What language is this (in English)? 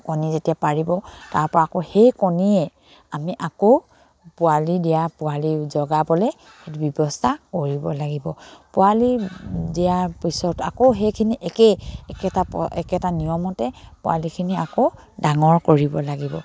Assamese